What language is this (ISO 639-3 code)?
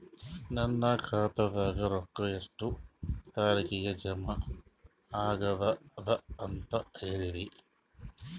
kan